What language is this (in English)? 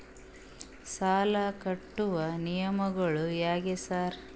Kannada